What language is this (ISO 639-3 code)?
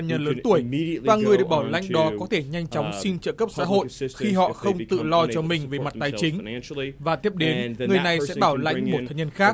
vie